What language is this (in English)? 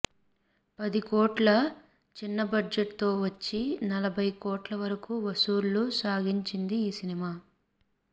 Telugu